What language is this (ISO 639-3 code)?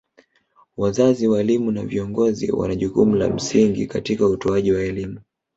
swa